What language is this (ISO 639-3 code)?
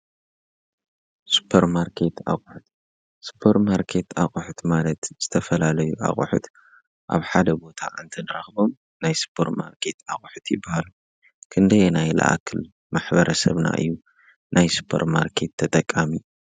tir